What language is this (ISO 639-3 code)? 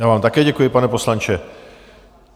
ces